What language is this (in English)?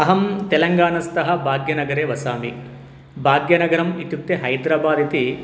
Sanskrit